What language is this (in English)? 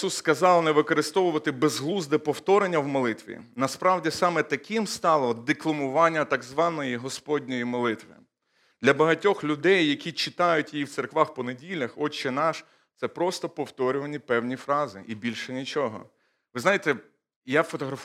Ukrainian